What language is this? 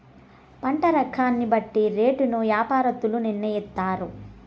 Telugu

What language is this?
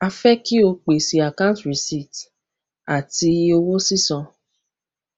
Yoruba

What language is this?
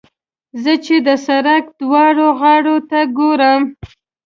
Pashto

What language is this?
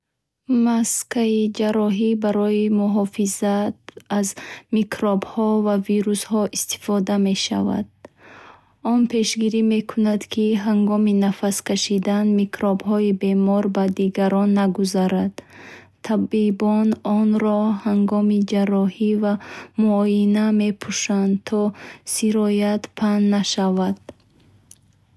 Bukharic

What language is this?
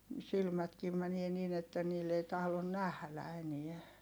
Finnish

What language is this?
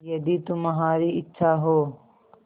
Hindi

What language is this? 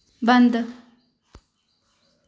Dogri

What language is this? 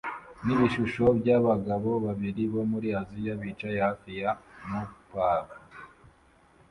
Kinyarwanda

